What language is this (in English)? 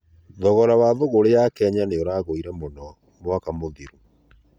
Kikuyu